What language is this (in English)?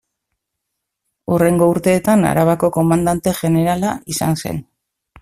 Basque